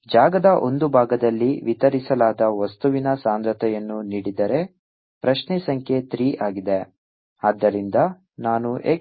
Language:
Kannada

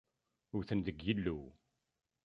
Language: Kabyle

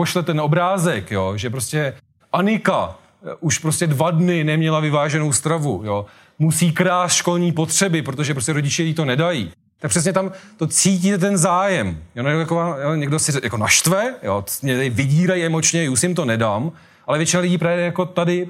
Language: Czech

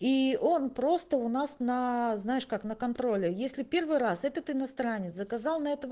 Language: Russian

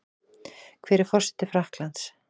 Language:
Icelandic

